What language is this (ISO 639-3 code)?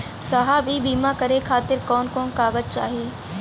bho